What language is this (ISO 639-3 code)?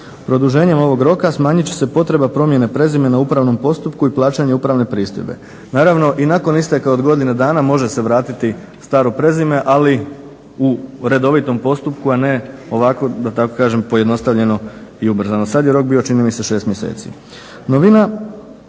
hrv